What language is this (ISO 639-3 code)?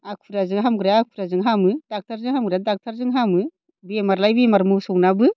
brx